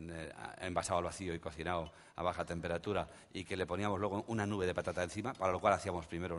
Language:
Spanish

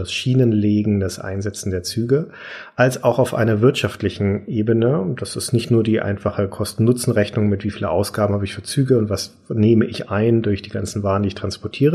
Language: German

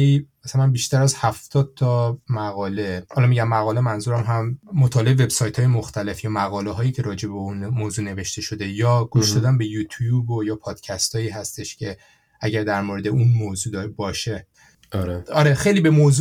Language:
Persian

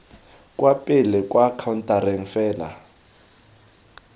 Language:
Tswana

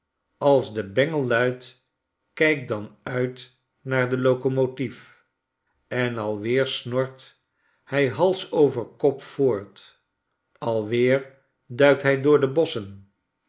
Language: Dutch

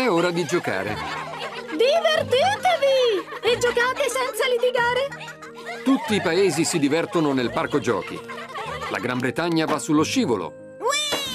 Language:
Italian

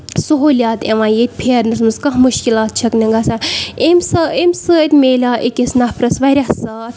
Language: Kashmiri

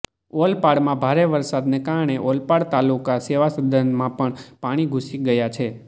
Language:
Gujarati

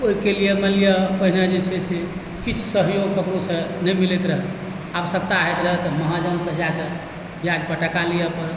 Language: Maithili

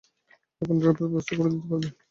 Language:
Bangla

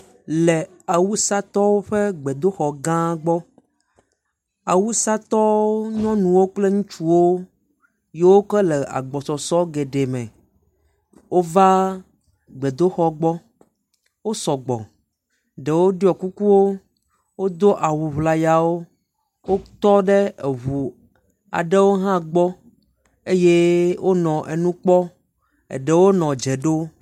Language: Ewe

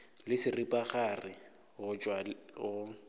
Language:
Northern Sotho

